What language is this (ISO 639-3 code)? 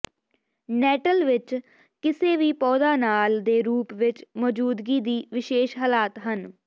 pan